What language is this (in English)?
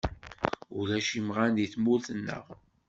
Kabyle